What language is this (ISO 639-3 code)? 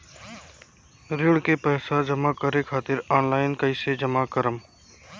bho